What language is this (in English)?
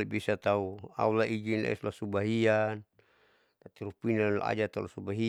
Saleman